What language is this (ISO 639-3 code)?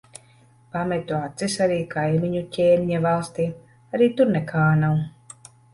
lav